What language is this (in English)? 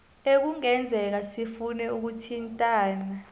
South Ndebele